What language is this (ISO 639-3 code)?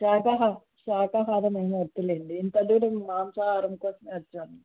tel